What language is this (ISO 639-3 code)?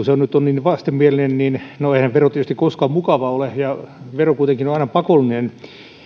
fin